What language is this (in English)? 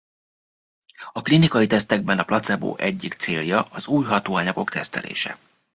Hungarian